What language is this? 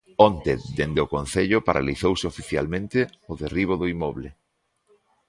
Galician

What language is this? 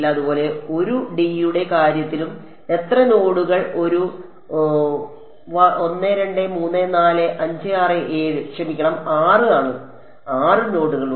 Malayalam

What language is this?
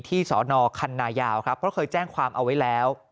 Thai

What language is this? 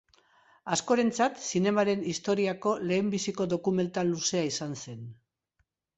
Basque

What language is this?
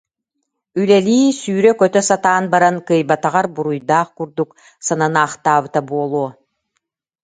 Yakut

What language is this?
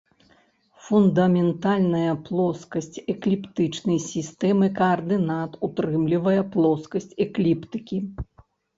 Belarusian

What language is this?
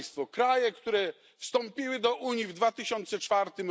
Polish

